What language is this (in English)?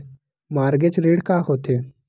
Chhattisgarhi